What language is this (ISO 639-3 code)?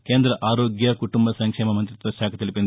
tel